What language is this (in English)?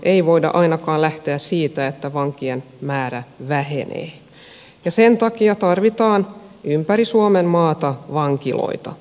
Finnish